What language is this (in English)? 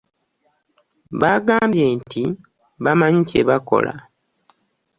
Ganda